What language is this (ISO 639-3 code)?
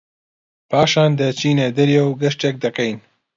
ckb